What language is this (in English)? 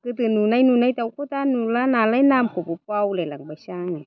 Bodo